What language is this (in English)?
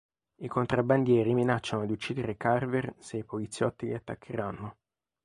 Italian